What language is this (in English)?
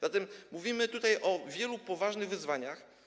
Polish